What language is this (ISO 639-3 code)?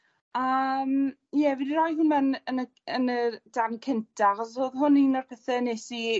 cym